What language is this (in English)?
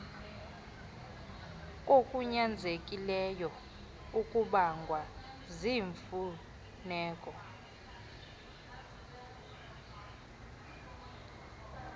Xhosa